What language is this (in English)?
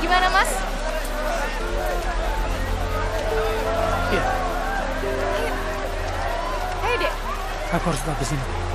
Indonesian